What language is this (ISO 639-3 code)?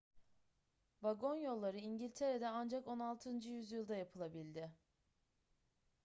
tur